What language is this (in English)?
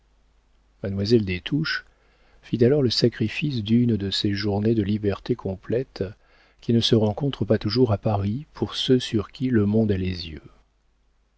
French